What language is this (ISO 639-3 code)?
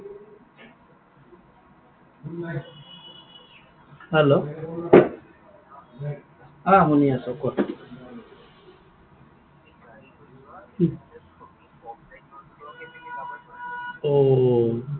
asm